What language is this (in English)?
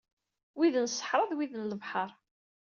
Kabyle